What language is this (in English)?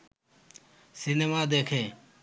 Bangla